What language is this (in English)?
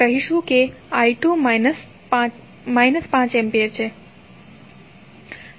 Gujarati